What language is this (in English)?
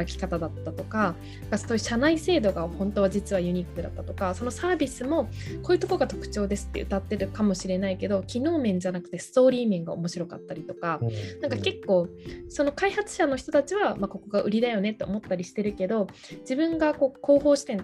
Japanese